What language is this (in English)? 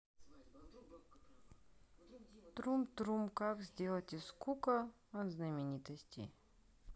Russian